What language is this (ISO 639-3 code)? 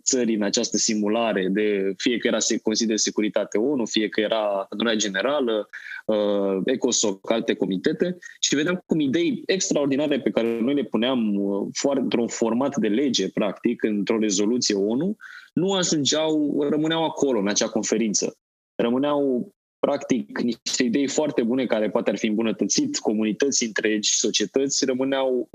ron